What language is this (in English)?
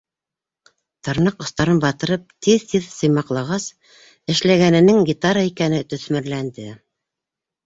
Bashkir